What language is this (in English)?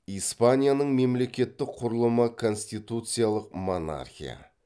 Kazakh